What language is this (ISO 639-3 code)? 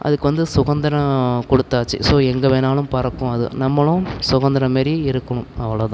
tam